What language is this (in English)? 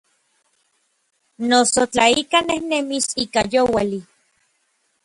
Orizaba Nahuatl